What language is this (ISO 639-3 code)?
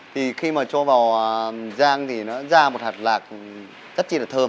vie